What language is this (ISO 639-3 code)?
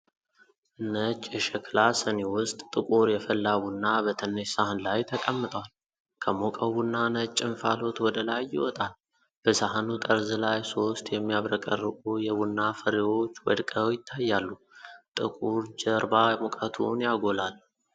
amh